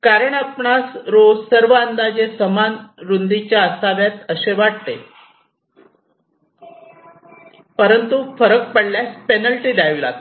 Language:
Marathi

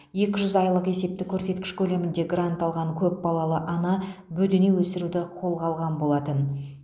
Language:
Kazakh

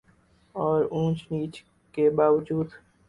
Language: Urdu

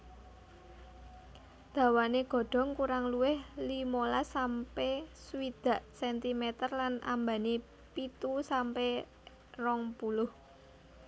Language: Javanese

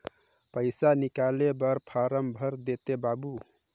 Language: Chhattisgarhi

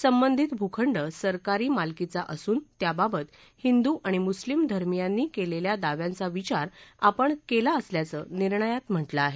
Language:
Marathi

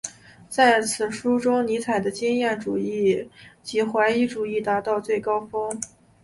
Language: Chinese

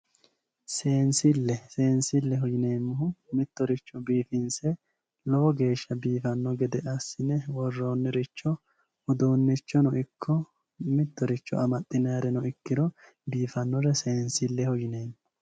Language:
Sidamo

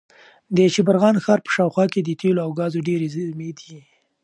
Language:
Pashto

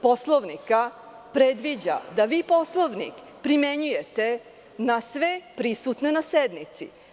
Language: Serbian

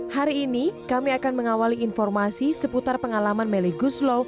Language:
Indonesian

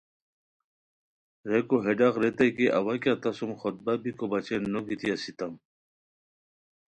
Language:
Khowar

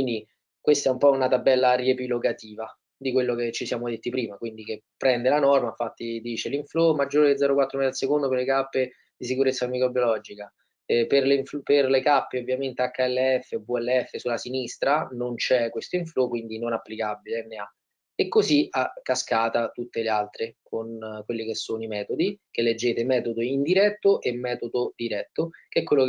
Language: Italian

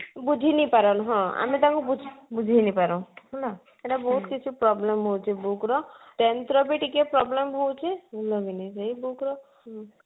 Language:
Odia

